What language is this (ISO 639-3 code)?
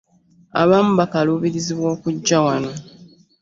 lug